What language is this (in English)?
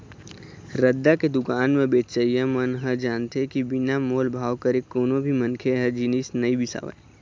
Chhattisgarhi